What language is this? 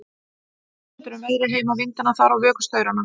Icelandic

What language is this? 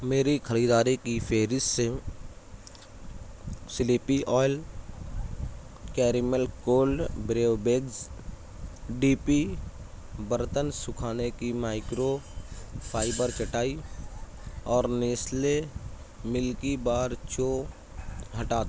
Urdu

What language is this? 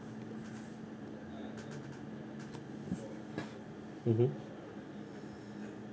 English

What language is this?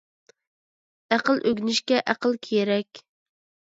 Uyghur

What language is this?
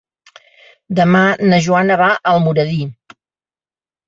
Catalan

